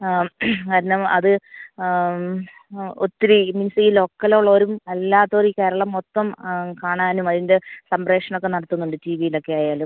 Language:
Malayalam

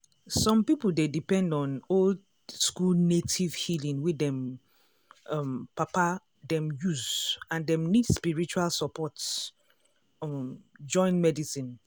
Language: Nigerian Pidgin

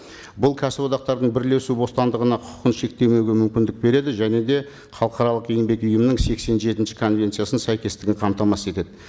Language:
Kazakh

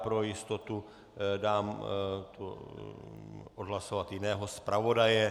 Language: Czech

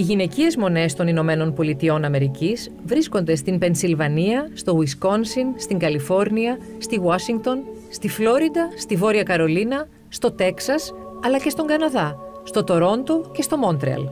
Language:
Greek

